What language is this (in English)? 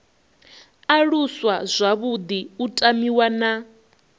Venda